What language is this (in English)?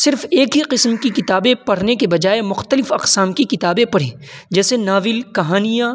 Urdu